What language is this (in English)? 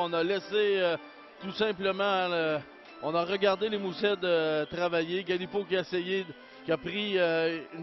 French